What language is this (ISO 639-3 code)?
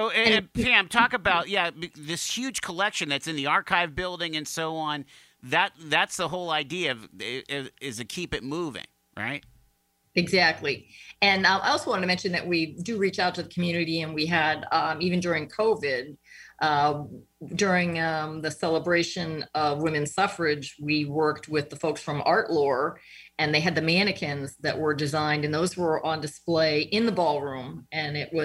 eng